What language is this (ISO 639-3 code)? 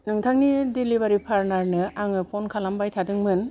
brx